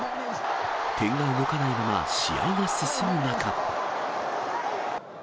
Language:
Japanese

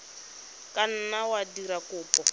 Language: Tswana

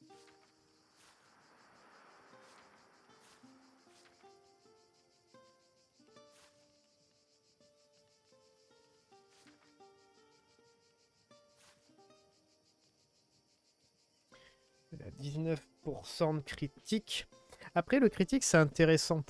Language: French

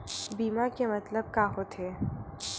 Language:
Chhattisgarhi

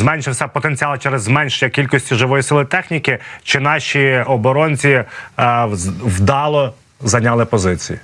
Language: Ukrainian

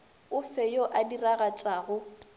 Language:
Northern Sotho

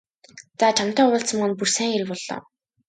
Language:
Mongolian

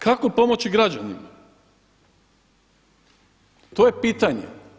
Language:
Croatian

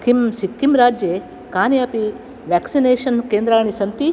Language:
Sanskrit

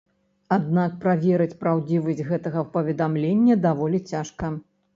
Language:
Belarusian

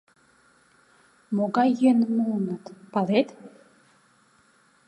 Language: Mari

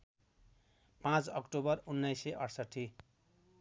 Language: Nepali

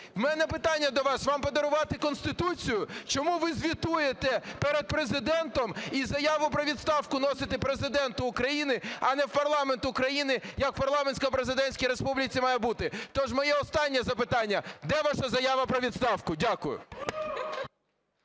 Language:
Ukrainian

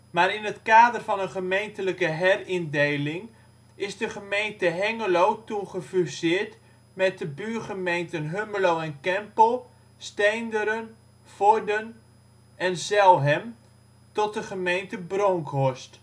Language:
Dutch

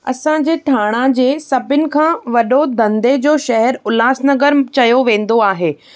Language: Sindhi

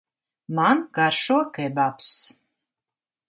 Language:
Latvian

